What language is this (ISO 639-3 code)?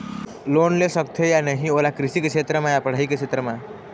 hne